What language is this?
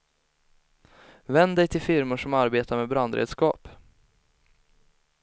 Swedish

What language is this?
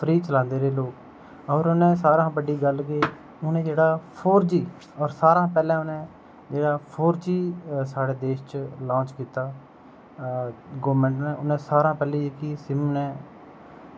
Dogri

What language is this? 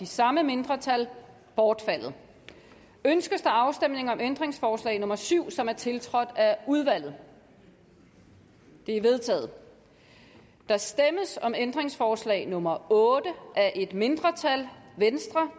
Danish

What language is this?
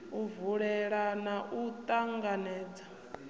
Venda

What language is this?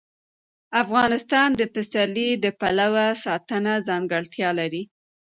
Pashto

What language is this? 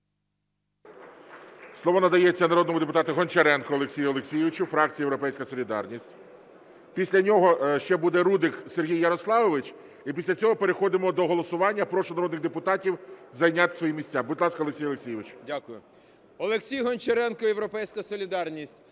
Ukrainian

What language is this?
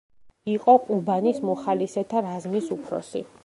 Georgian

